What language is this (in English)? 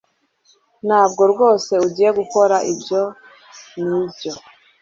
Kinyarwanda